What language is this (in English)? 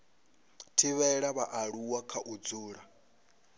Venda